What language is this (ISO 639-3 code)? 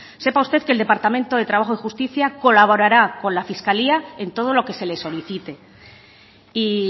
spa